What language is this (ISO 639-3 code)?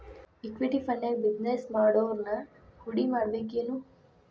kan